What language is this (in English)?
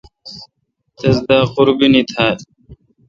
Kalkoti